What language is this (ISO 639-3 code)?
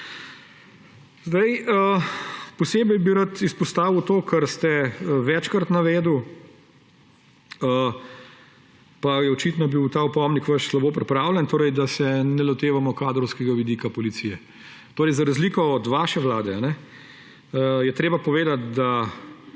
slv